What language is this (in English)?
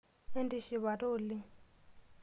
Masai